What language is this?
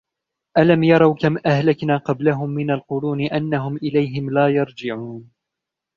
Arabic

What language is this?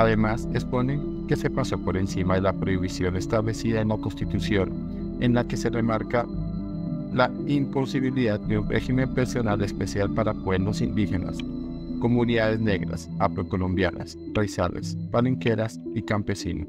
Spanish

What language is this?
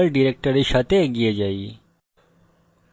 Bangla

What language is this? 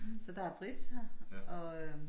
Danish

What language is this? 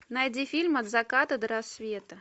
Russian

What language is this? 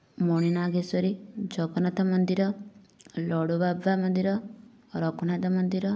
Odia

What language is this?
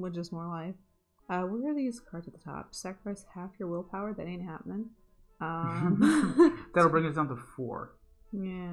English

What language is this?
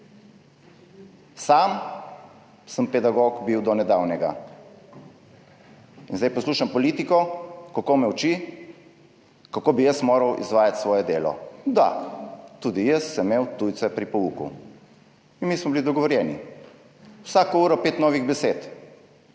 Slovenian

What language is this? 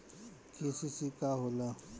Bhojpuri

